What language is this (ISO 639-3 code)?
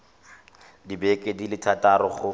tsn